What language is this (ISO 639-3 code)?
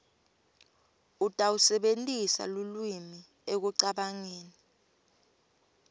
ssw